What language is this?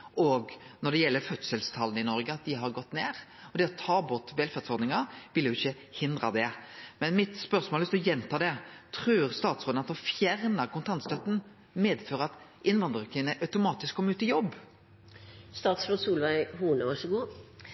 Norwegian Nynorsk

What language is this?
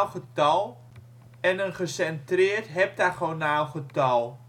Dutch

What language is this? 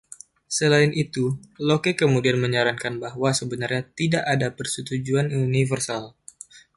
Indonesian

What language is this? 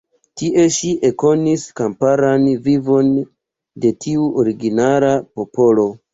Esperanto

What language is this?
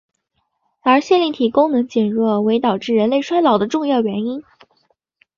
Chinese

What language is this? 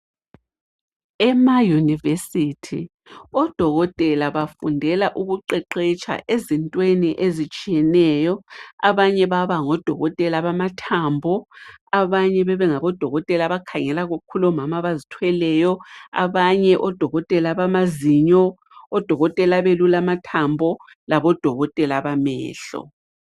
North Ndebele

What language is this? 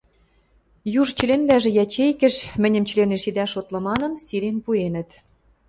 Western Mari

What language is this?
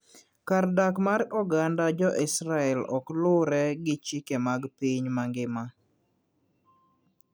Luo (Kenya and Tanzania)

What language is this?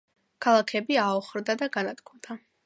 Georgian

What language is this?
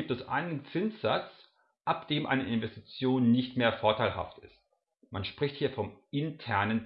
German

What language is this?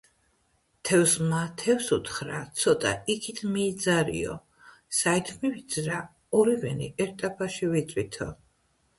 Georgian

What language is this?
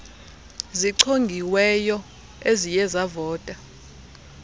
Xhosa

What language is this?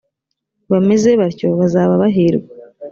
Kinyarwanda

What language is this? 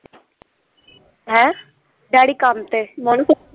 Punjabi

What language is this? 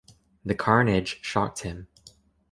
English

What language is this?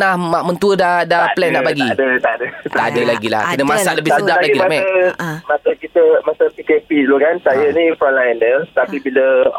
Malay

